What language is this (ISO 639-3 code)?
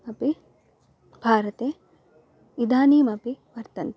san